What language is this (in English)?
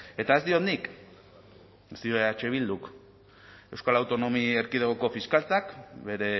Basque